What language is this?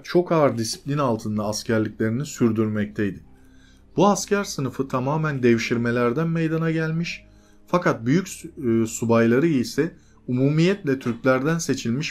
Turkish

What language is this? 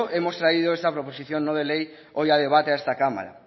Spanish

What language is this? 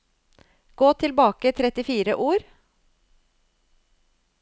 Norwegian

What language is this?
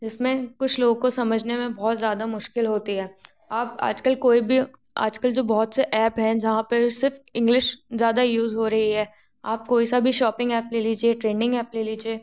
Hindi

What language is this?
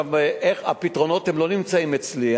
Hebrew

